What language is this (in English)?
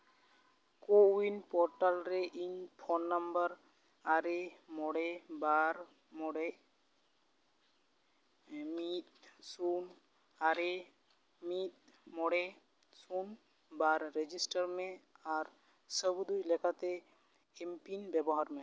Santali